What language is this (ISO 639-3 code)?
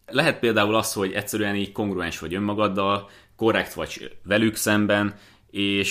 hun